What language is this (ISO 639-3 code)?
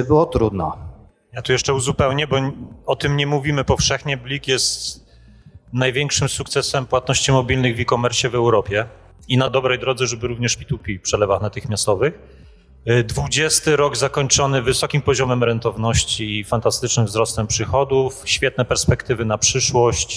pol